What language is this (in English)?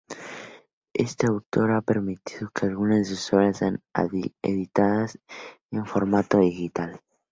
Spanish